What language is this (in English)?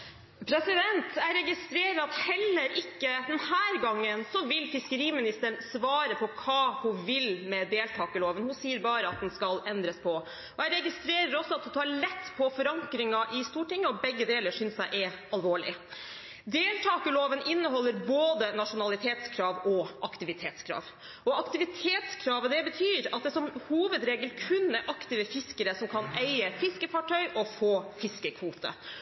Norwegian Bokmål